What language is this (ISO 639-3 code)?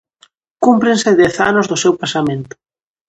glg